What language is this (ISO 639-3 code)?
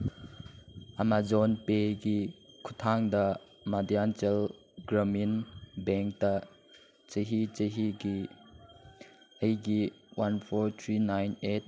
mni